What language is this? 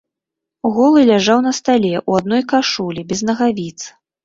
Belarusian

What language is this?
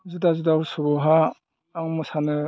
Bodo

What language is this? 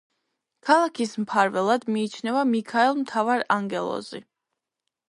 Georgian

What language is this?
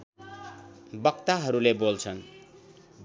Nepali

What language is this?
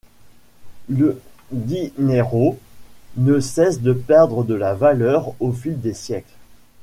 French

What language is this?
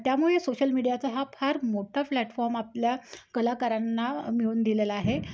Marathi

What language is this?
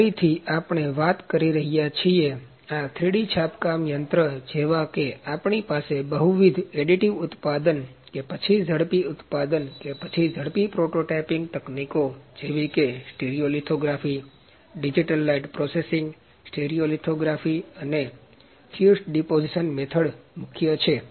Gujarati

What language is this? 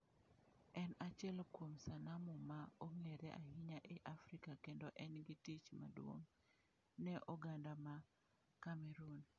Luo (Kenya and Tanzania)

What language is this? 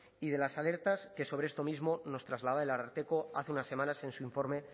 Spanish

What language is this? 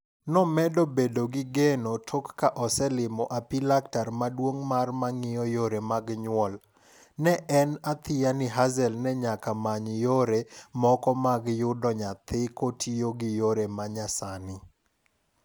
Luo (Kenya and Tanzania)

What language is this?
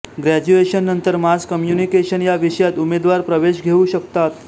Marathi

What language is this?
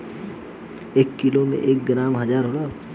Bhojpuri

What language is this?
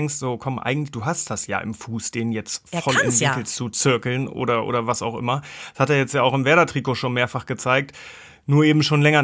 German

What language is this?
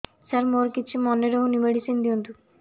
Odia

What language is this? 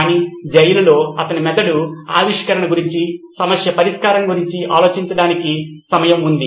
Telugu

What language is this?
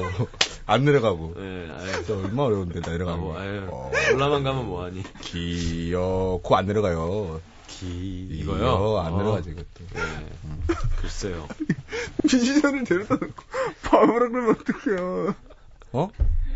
Korean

